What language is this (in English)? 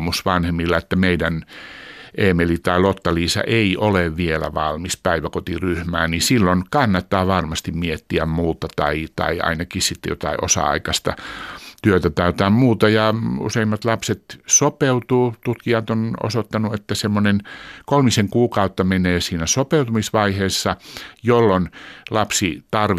Finnish